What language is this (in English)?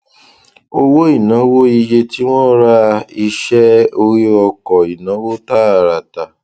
Yoruba